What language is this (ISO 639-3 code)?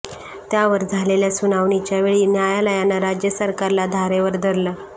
mar